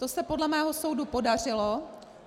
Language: Czech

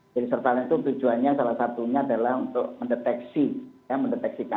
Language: Indonesian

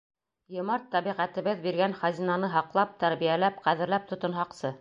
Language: Bashkir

